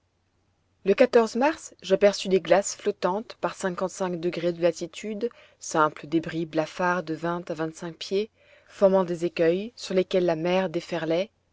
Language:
French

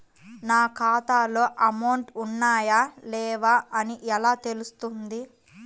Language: Telugu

